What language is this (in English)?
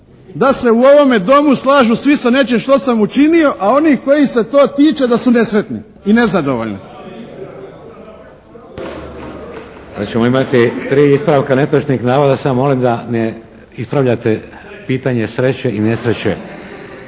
Croatian